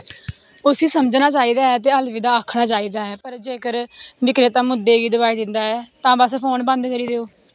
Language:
Dogri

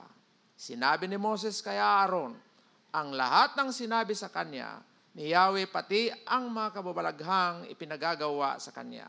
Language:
Filipino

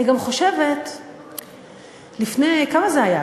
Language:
Hebrew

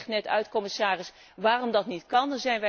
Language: Dutch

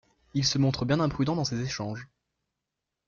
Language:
French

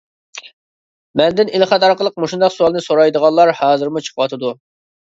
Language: Uyghur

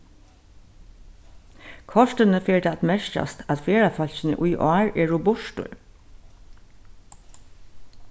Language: Faroese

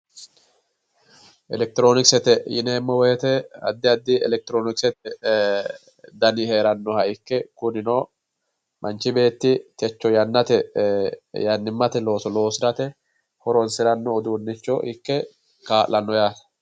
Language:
Sidamo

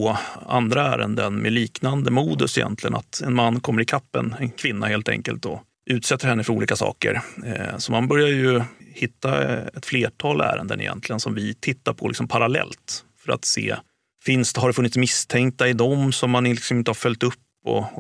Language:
Swedish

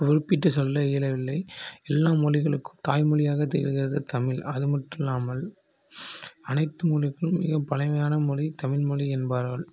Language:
Tamil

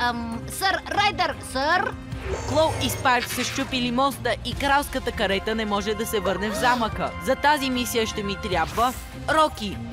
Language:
Bulgarian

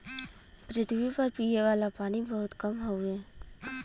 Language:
Bhojpuri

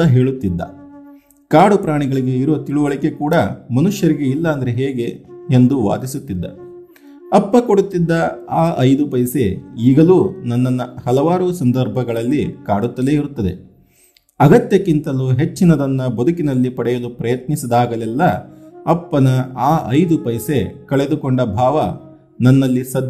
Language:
Kannada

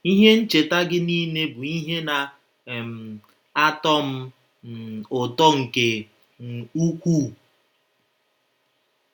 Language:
Igbo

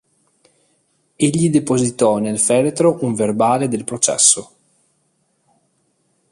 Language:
Italian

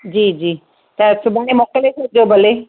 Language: Sindhi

